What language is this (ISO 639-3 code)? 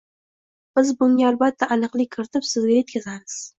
uzb